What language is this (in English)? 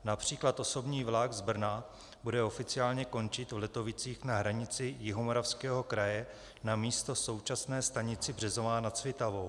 Czech